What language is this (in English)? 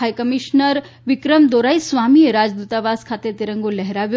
Gujarati